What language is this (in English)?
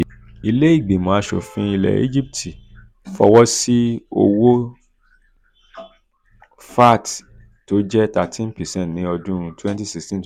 Yoruba